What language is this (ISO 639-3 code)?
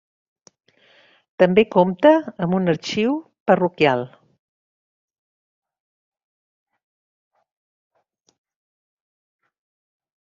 cat